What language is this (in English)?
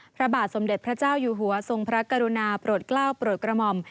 Thai